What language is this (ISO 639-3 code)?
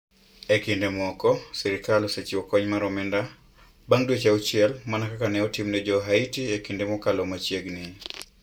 luo